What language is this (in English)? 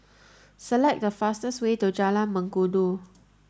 English